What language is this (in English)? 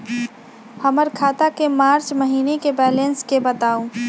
Magahi